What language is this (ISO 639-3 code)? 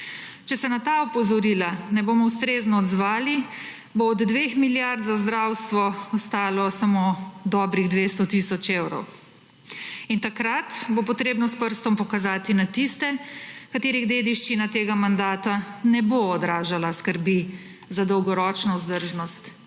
slv